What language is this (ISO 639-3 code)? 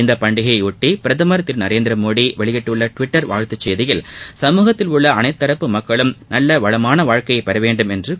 tam